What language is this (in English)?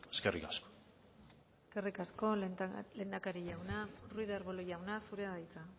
Basque